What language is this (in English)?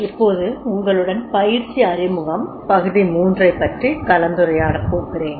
Tamil